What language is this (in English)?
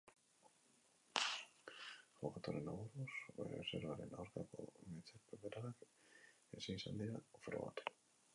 Basque